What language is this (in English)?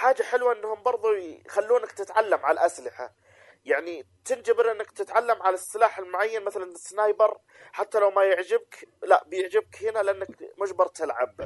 Arabic